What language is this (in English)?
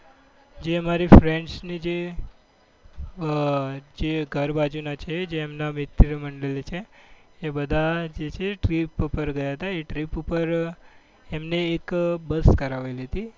Gujarati